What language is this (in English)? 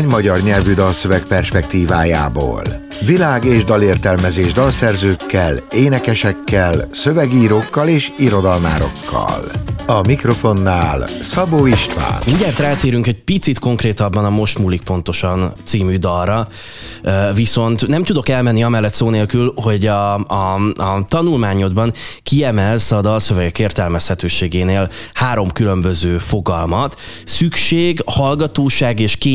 Hungarian